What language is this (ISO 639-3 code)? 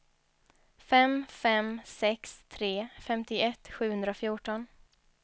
swe